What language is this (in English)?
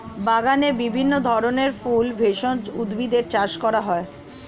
Bangla